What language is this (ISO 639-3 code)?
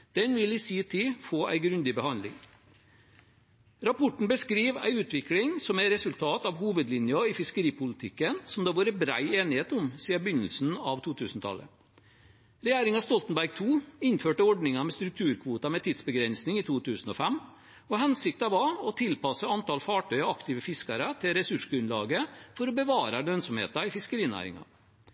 nob